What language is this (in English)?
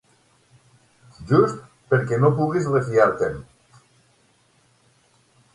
Catalan